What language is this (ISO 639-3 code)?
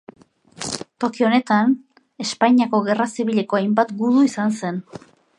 eus